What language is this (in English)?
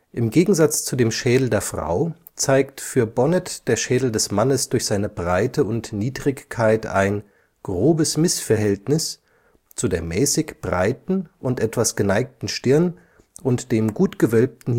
German